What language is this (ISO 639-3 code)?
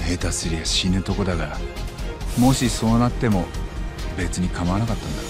jpn